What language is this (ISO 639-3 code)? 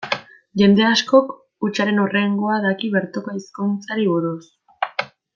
eus